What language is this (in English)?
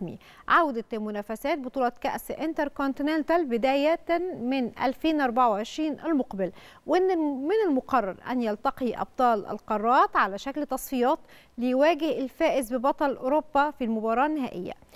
Arabic